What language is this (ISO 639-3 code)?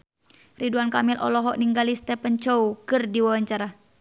sun